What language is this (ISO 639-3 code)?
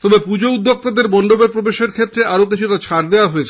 ben